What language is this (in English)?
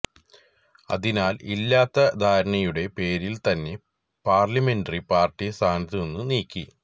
Malayalam